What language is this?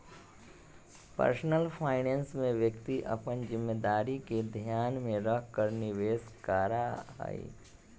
Magahi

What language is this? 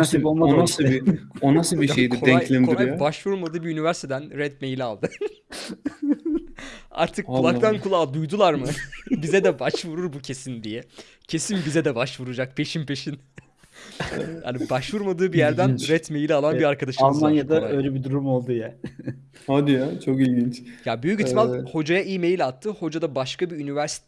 Turkish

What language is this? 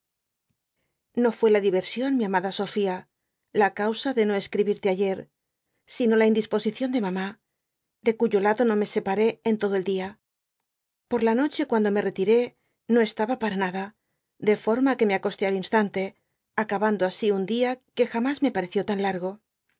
Spanish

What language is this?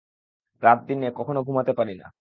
Bangla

